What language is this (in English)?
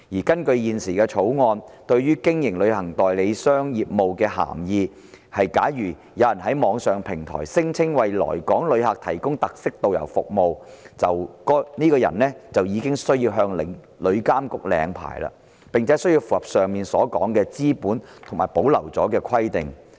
Cantonese